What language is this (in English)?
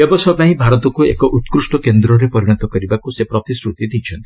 Odia